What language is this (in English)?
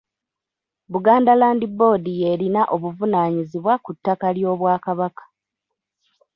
Ganda